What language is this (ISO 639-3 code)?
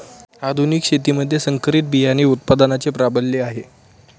mar